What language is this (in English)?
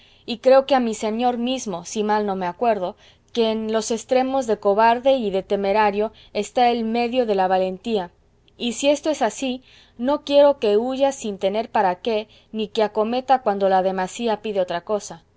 Spanish